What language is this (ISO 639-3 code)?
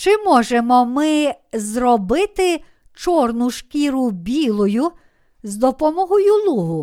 ukr